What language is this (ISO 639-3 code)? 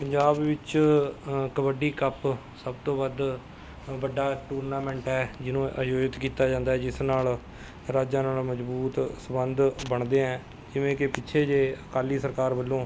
pan